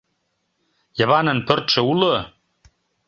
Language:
Mari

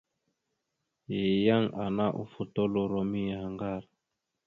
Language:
Mada (Cameroon)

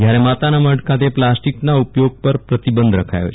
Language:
Gujarati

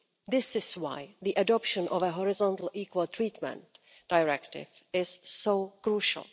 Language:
English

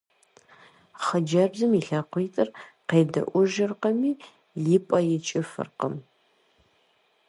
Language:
Kabardian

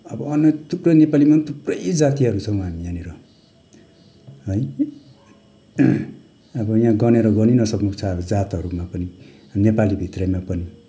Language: Nepali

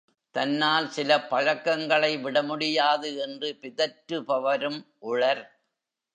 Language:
Tamil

